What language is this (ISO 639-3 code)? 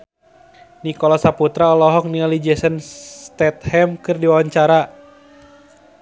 sun